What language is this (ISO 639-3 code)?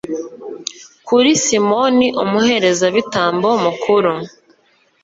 kin